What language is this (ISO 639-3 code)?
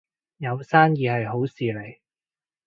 yue